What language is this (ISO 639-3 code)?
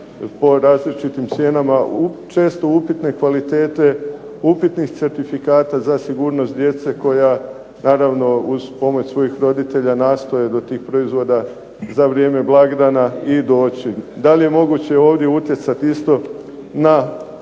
hrv